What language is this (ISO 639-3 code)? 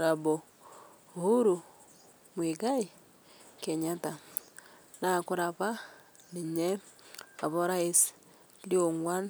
mas